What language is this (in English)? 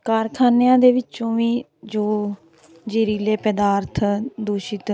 Punjabi